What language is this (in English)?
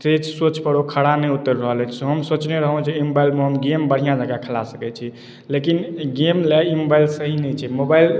Maithili